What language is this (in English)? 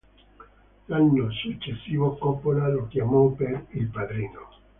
Italian